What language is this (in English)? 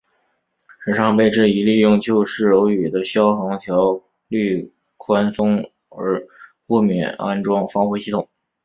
Chinese